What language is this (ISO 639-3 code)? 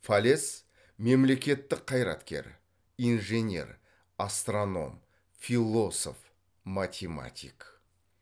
kaz